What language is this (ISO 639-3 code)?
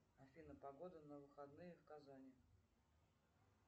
rus